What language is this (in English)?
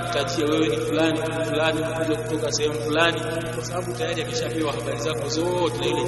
Swahili